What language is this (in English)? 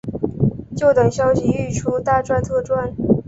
Chinese